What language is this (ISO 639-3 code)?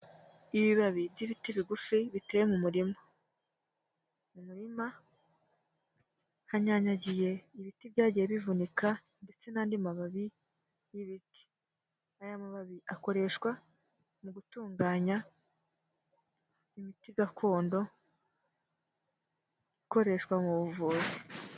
kin